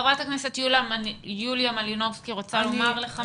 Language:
Hebrew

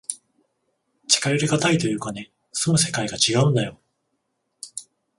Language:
Japanese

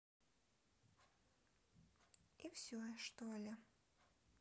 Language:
Russian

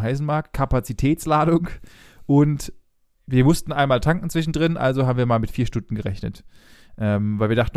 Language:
German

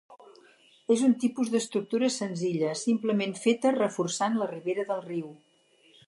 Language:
Catalan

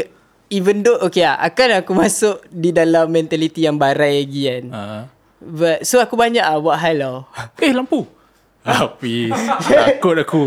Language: Malay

